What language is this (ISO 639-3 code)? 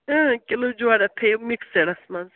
kas